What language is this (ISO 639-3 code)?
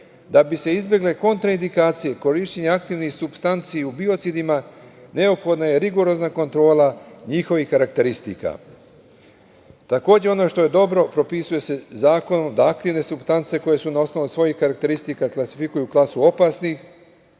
srp